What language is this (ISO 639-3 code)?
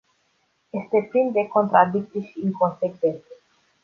ron